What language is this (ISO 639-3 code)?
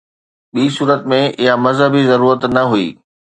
snd